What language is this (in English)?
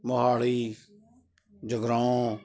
Punjabi